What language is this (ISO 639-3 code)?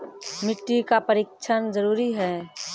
mai